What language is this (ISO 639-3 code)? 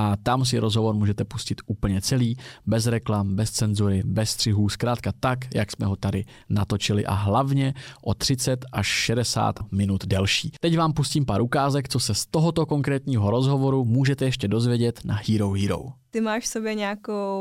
ces